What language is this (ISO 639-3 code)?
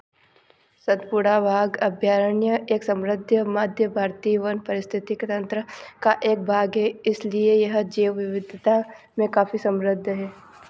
hin